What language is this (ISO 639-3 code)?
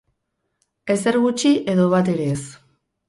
eus